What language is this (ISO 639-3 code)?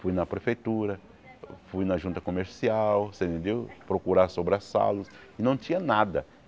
por